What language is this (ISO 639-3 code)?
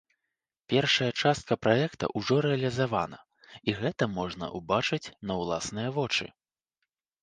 bel